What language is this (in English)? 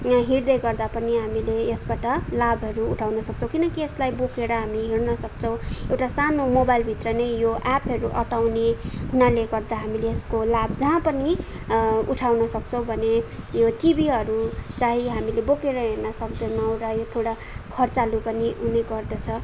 Nepali